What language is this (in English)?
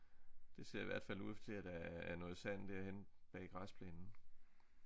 Danish